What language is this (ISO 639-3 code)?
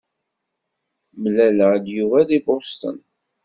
kab